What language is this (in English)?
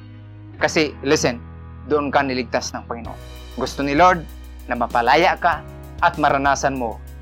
Filipino